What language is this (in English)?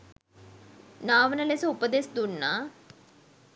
Sinhala